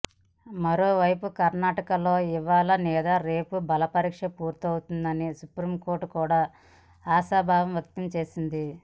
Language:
Telugu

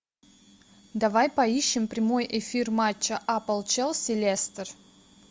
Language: Russian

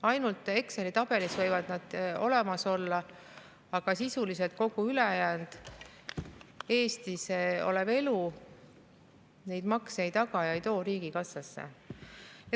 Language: Estonian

